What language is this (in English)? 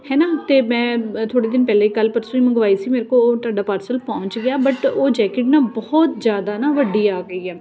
Punjabi